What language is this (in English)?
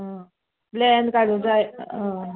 Konkani